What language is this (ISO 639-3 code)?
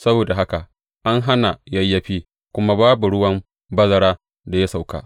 hau